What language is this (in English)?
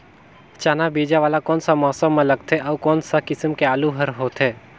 Chhattisgarhi